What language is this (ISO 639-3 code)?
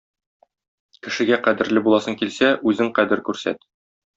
tat